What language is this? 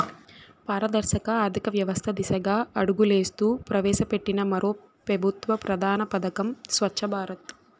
Telugu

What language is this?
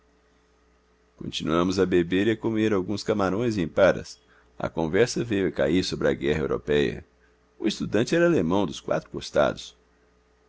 Portuguese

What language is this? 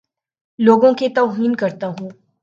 Urdu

